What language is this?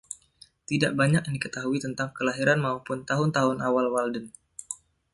Indonesian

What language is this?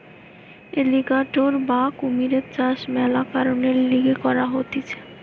Bangla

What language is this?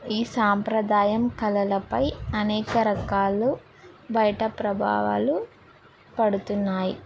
Telugu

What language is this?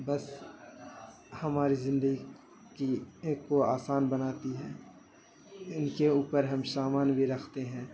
Urdu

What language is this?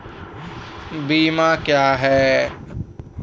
Maithili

